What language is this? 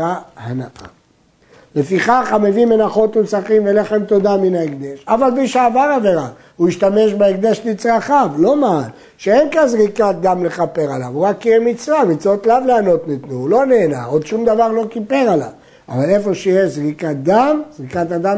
Hebrew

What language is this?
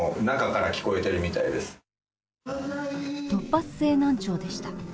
Japanese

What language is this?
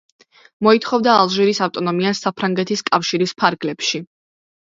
Georgian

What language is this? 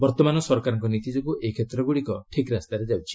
Odia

